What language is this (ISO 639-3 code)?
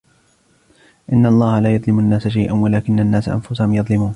ara